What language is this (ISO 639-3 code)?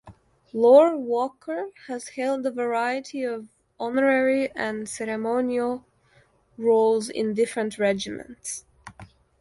eng